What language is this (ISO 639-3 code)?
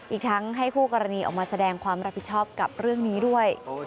tha